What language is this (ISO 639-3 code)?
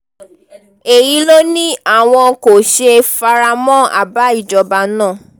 yor